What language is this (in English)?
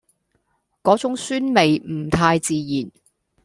Cantonese